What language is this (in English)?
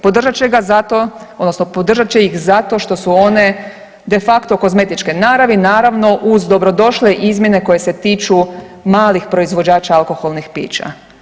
Croatian